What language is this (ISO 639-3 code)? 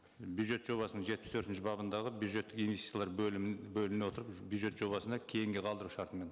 kaz